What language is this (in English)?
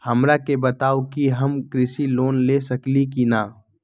Magahi